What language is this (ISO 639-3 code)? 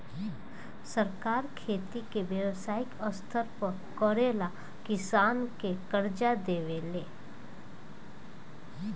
bho